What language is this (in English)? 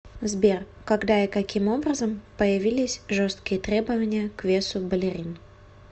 Russian